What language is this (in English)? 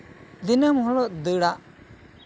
Santali